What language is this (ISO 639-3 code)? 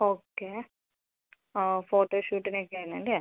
mal